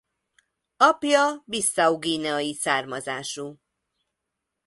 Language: Hungarian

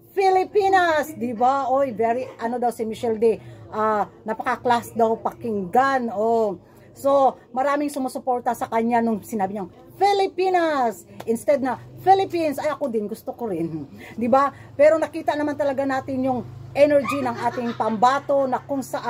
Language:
Filipino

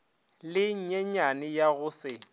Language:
Northern Sotho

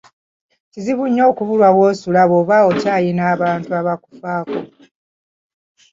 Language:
Ganda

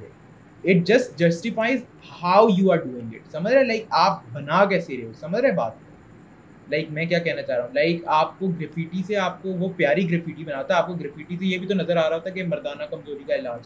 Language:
Urdu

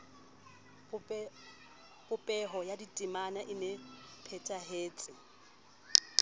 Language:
Southern Sotho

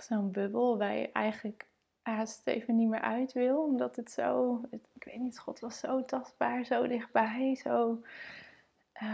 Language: Dutch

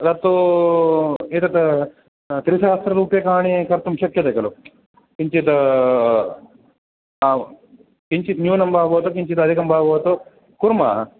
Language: Sanskrit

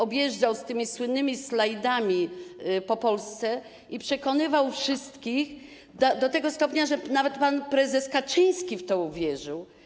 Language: Polish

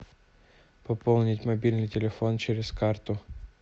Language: Russian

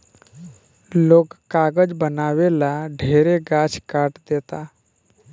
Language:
Bhojpuri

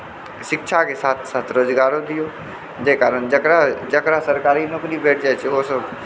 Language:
Maithili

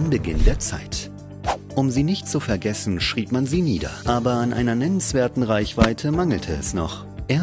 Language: German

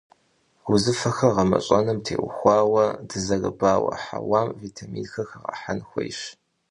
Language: Kabardian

